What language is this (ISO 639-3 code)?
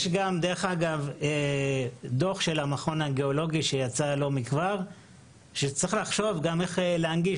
heb